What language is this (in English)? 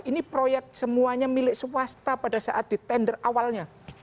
Indonesian